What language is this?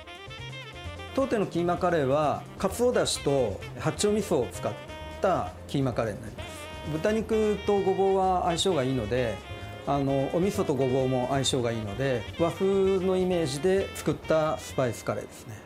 Japanese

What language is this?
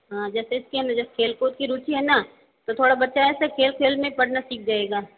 Hindi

